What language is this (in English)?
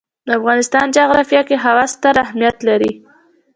Pashto